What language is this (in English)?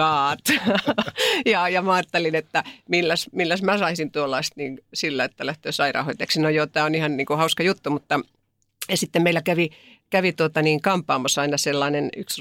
Finnish